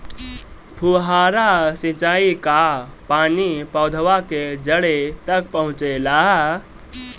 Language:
Bhojpuri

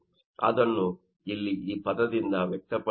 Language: Kannada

